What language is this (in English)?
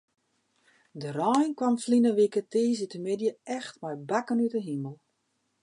Western Frisian